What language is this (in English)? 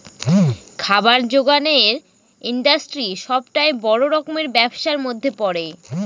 Bangla